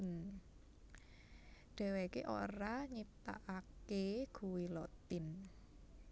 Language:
Javanese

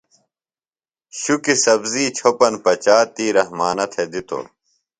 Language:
Phalura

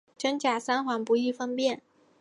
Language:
Chinese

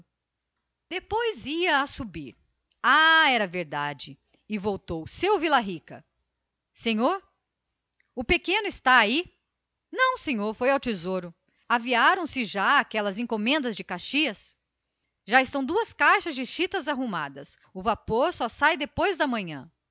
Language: Portuguese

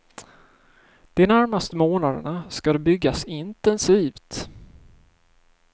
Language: Swedish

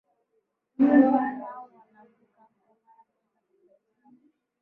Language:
Swahili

